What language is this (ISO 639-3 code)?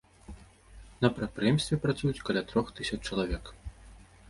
bel